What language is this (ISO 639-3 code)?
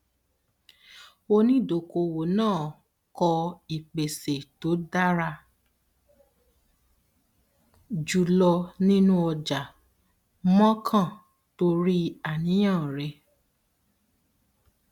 yor